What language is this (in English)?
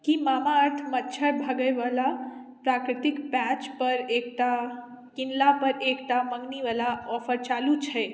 Maithili